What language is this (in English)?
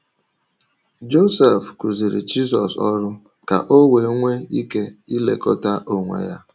Igbo